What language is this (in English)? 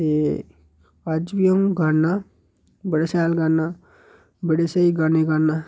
Dogri